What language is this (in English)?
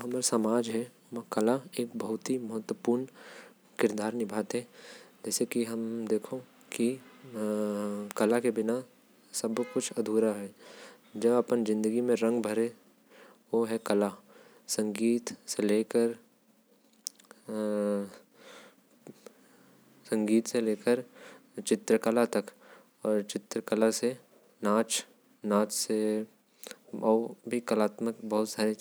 Korwa